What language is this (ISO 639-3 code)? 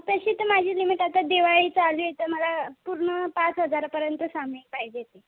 mar